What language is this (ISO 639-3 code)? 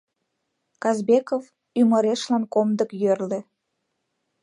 chm